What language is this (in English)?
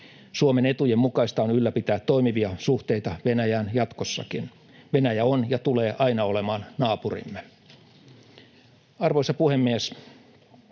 Finnish